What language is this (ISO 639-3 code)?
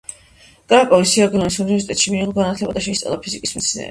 kat